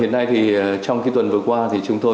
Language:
Vietnamese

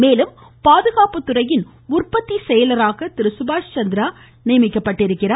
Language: Tamil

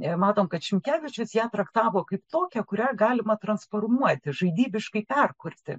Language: Lithuanian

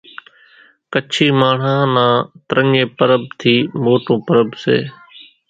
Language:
Kachi Koli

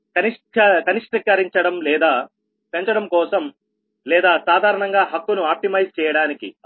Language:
Telugu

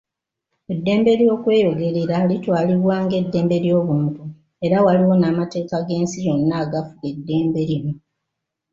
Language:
Ganda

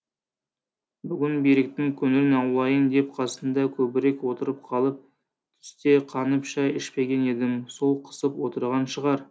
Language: Kazakh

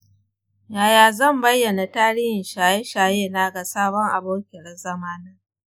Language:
Hausa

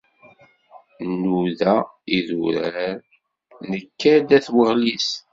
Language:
Kabyle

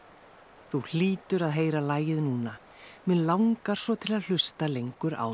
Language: Icelandic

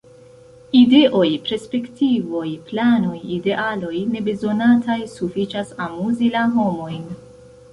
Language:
Esperanto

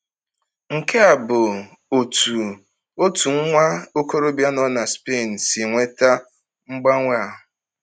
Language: Igbo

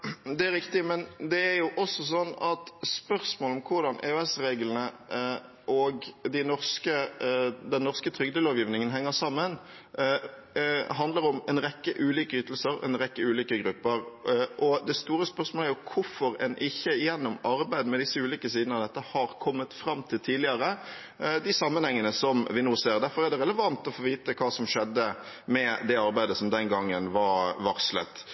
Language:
Norwegian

